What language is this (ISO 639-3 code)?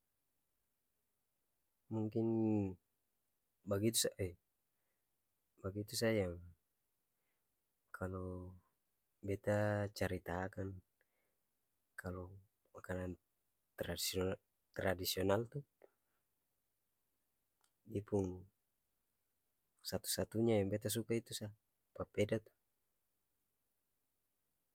abs